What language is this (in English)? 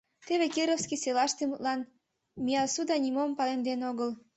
Mari